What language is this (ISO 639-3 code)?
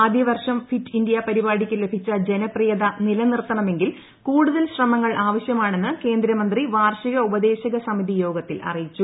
mal